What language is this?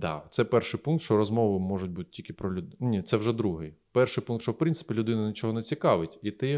Ukrainian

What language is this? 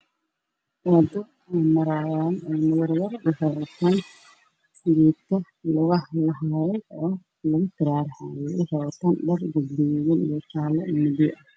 Somali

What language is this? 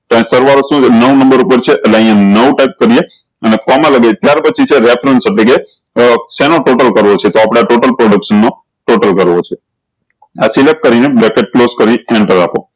Gujarati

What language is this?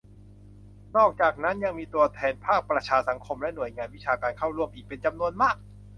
Thai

